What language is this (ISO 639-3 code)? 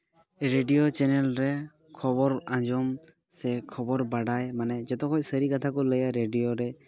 sat